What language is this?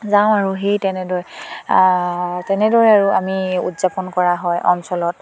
Assamese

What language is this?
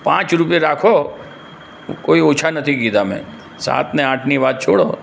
Gujarati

